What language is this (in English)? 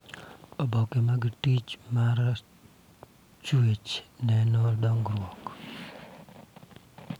Luo (Kenya and Tanzania)